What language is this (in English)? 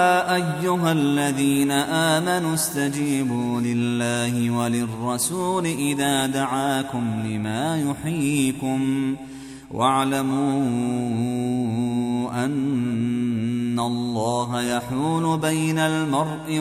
Arabic